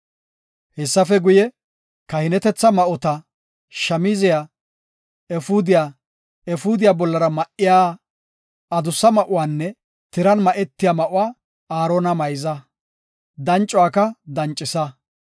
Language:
Gofa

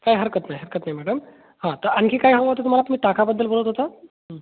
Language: Marathi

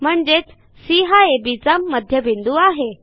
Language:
Marathi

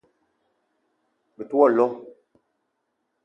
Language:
Eton (Cameroon)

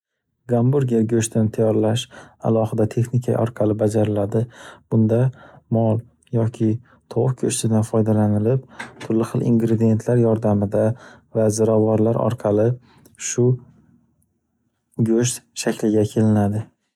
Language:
Uzbek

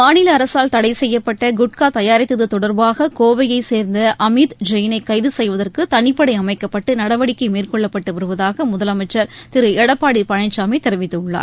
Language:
Tamil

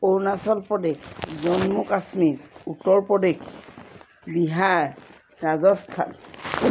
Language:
Assamese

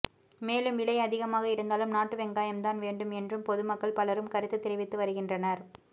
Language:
Tamil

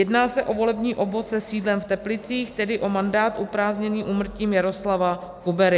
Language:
Czech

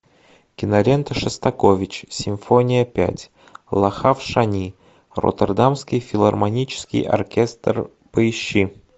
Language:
Russian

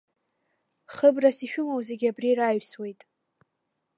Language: Abkhazian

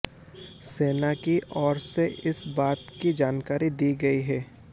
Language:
Hindi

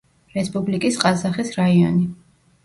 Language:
Georgian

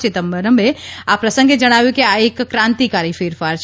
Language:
Gujarati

